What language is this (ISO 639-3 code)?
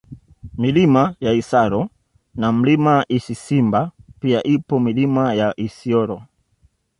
swa